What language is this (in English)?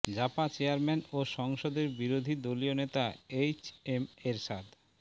Bangla